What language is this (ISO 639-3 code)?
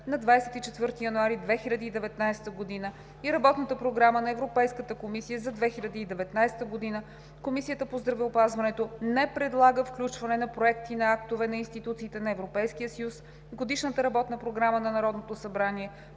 bul